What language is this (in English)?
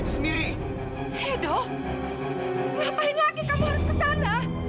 Indonesian